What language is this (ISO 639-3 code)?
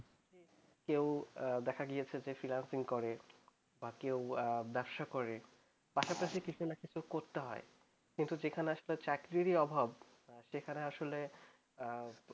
ben